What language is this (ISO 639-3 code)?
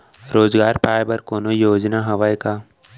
hne